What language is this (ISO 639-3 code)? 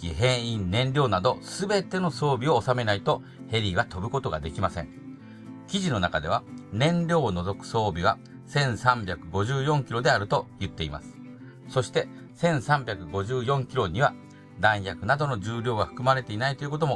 jpn